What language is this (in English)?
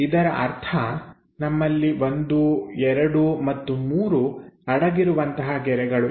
Kannada